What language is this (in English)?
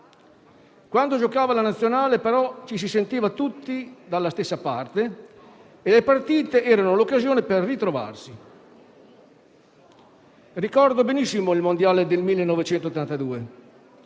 Italian